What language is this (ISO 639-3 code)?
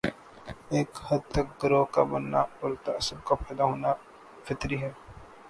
urd